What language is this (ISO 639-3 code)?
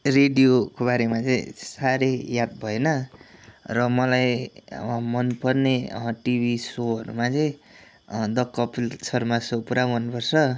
nep